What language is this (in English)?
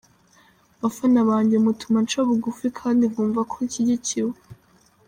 Kinyarwanda